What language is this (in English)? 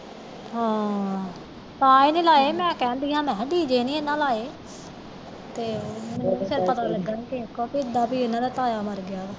Punjabi